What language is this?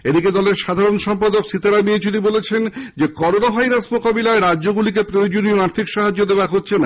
Bangla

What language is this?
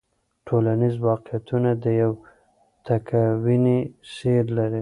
Pashto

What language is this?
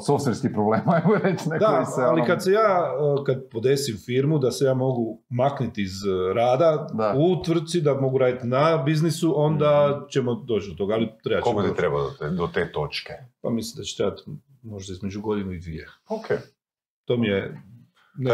Croatian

